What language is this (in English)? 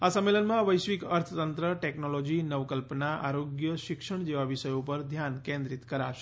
Gujarati